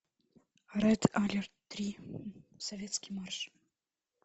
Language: Russian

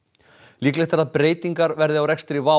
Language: Icelandic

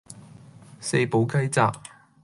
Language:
Cantonese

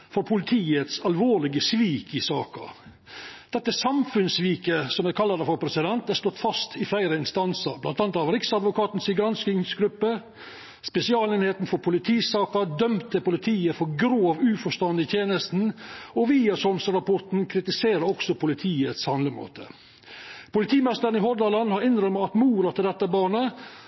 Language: Norwegian Nynorsk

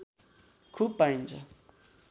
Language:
Nepali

